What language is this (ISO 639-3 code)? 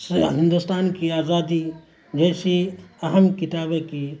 urd